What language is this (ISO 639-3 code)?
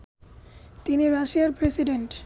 ben